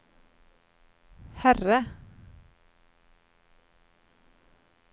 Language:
Swedish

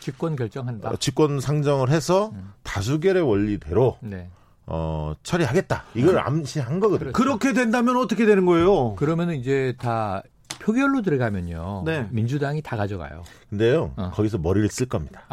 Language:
Korean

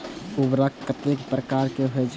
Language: Maithili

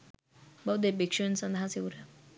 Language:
Sinhala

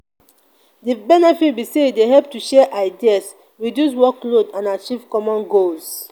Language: Nigerian Pidgin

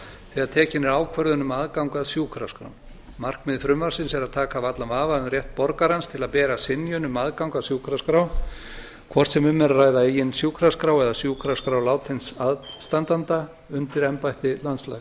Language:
Icelandic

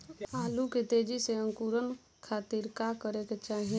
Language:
Bhojpuri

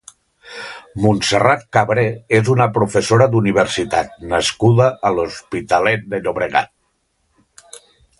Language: Catalan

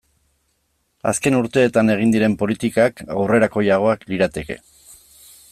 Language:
Basque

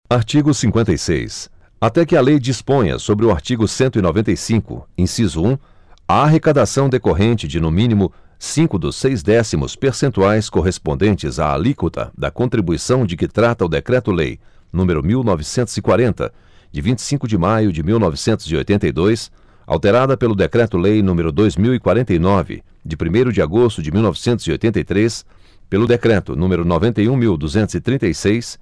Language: Portuguese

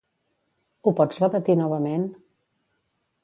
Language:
Catalan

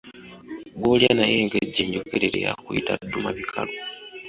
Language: Ganda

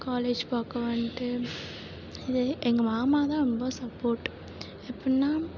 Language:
Tamil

